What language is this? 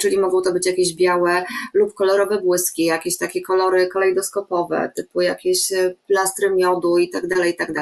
Polish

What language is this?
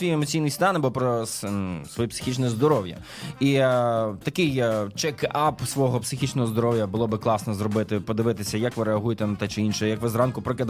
Ukrainian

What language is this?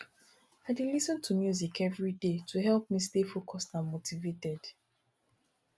Nigerian Pidgin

